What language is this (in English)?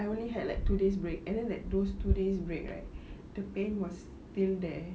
English